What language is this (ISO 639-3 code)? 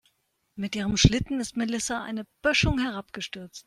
deu